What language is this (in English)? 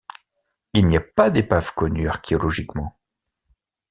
French